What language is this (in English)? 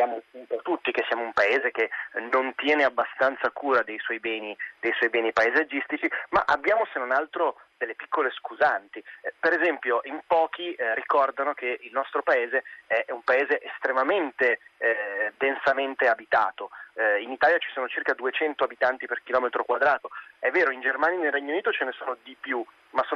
Italian